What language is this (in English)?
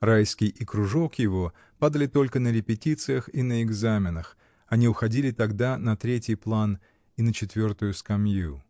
Russian